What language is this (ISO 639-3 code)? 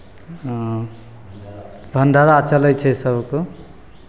mai